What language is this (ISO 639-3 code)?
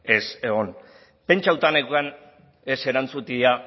eus